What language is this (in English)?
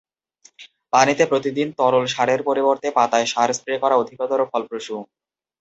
Bangla